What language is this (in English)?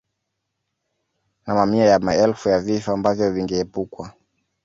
Swahili